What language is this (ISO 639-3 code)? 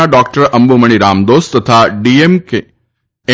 guj